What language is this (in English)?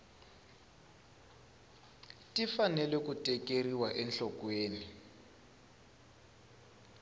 Tsonga